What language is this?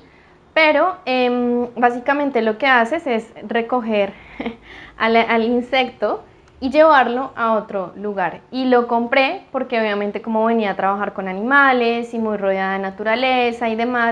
Spanish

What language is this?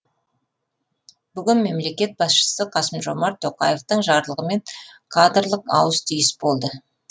Kazakh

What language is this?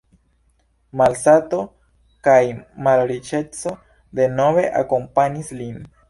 Esperanto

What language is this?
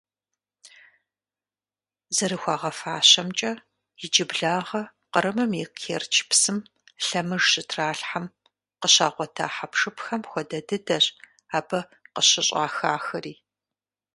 Kabardian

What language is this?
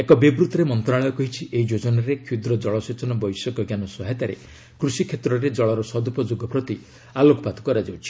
Odia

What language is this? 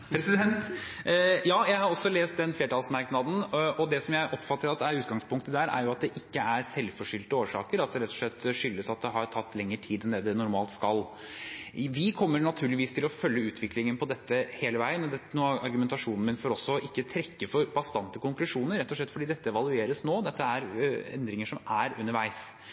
Norwegian Bokmål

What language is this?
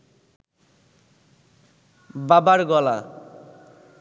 Bangla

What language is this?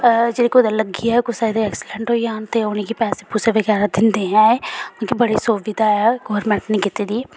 Dogri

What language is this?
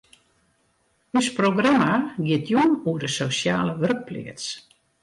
Western Frisian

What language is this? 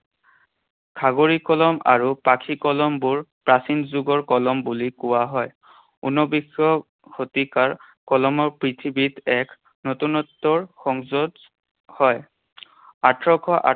Assamese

